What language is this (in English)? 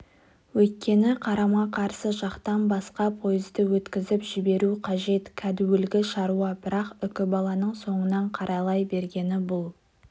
Kazakh